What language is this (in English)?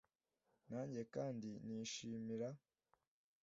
Kinyarwanda